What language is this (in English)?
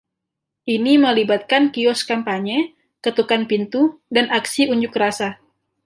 Indonesian